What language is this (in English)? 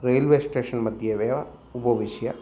Sanskrit